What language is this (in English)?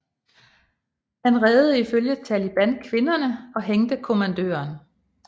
Danish